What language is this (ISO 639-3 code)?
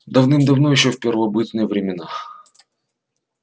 rus